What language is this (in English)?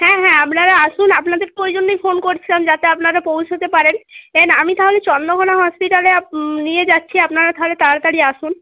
Bangla